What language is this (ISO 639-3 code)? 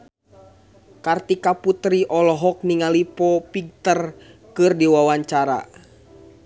sun